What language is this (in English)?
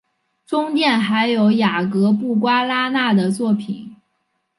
Chinese